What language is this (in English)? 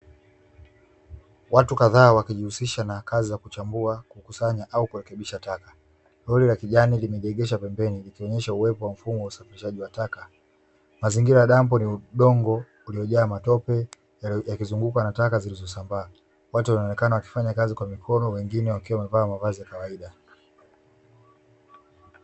Swahili